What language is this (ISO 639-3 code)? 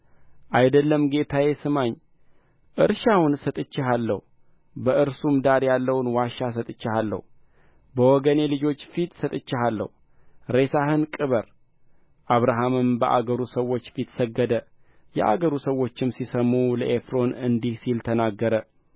amh